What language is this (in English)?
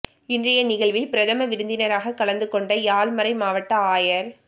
Tamil